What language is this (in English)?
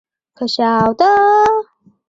Chinese